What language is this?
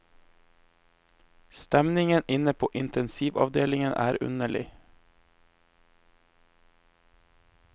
Norwegian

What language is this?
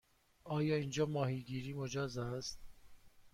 Persian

